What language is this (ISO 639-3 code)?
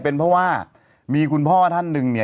tha